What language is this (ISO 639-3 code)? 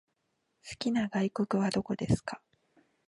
jpn